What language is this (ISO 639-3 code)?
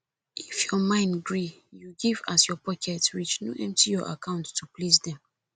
pcm